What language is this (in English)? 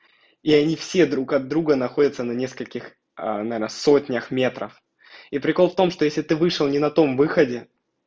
Russian